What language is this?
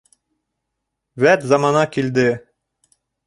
Bashkir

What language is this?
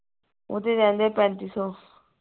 Punjabi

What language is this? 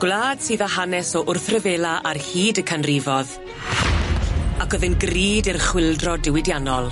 Welsh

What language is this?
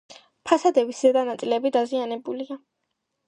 Georgian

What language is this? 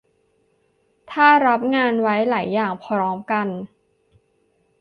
Thai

